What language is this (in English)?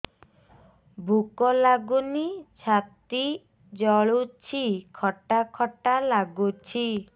Odia